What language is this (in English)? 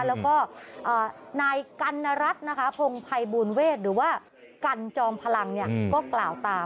Thai